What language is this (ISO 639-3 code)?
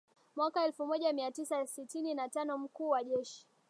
swa